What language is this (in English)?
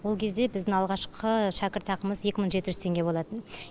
Kazakh